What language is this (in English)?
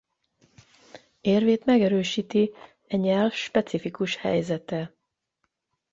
Hungarian